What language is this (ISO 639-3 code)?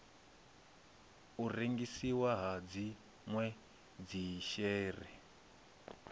ven